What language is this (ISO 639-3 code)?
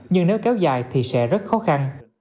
vie